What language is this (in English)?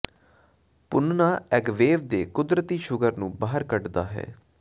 Punjabi